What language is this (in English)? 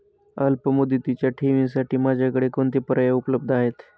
Marathi